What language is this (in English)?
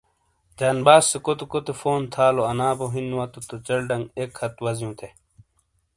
Shina